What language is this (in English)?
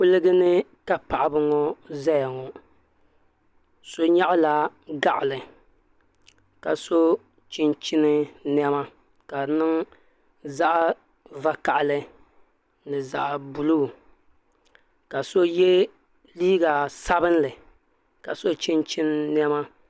Dagbani